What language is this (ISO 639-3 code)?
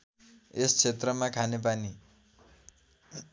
nep